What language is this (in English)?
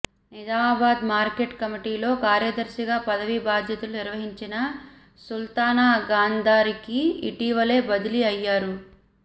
Telugu